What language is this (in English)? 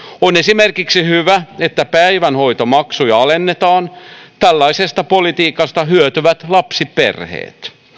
Finnish